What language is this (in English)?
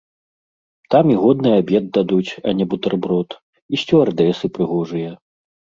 Belarusian